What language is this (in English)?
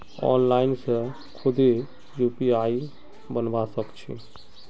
Magahi